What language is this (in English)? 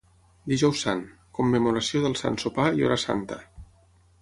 Catalan